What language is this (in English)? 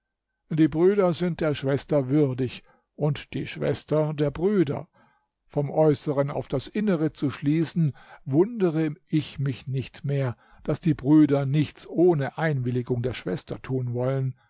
German